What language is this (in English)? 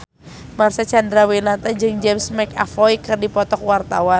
Sundanese